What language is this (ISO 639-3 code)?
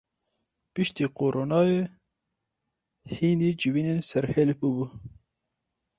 kur